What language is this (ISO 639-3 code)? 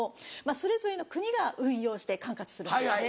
jpn